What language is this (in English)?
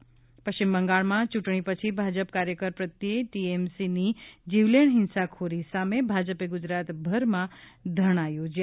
Gujarati